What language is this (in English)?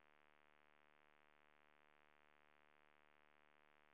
Swedish